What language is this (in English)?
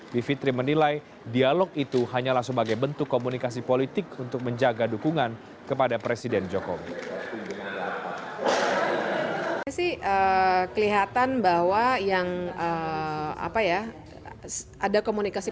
Indonesian